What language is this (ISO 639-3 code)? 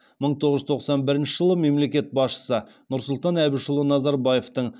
kaz